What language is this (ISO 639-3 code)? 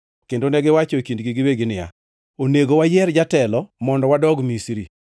luo